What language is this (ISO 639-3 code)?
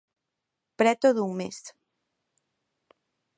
glg